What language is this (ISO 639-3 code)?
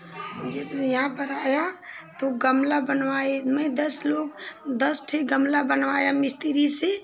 hin